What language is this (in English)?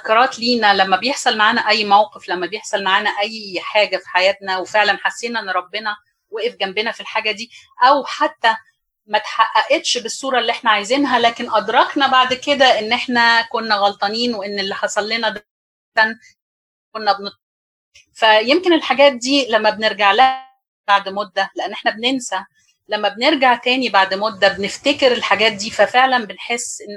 Arabic